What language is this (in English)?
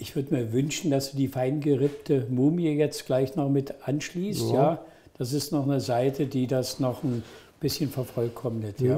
German